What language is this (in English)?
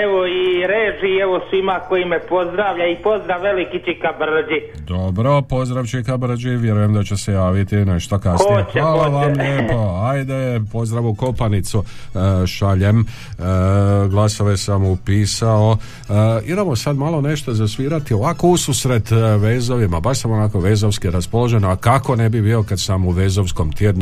Croatian